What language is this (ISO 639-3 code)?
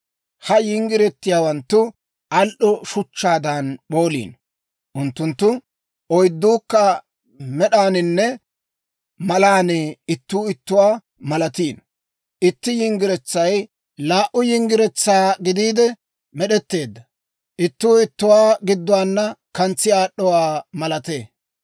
dwr